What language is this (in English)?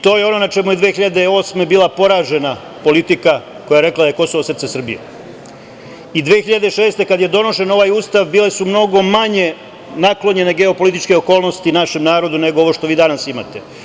Serbian